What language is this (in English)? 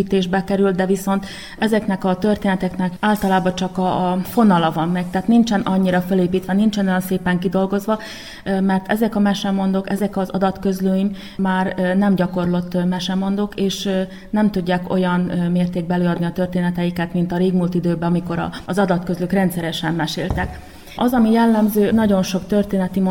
Hungarian